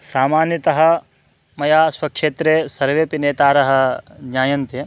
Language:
Sanskrit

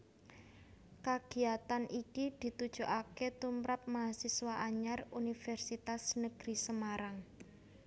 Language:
Javanese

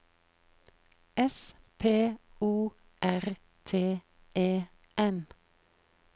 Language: Norwegian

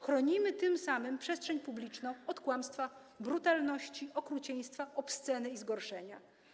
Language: Polish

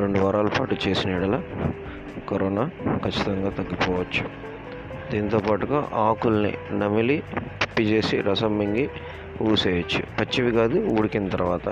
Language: Telugu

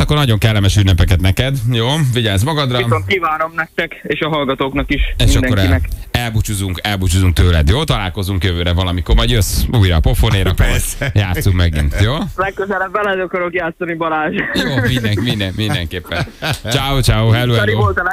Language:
Hungarian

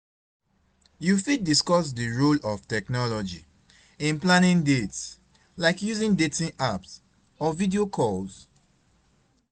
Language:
Nigerian Pidgin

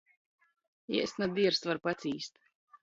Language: Latgalian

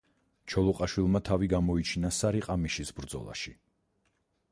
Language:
Georgian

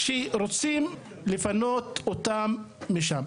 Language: Hebrew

